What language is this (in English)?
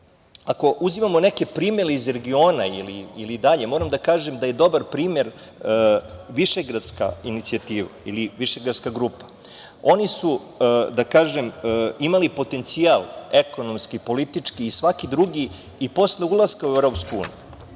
Serbian